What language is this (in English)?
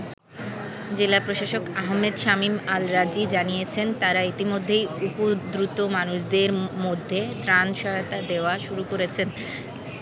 Bangla